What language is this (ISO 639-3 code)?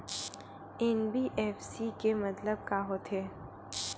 hne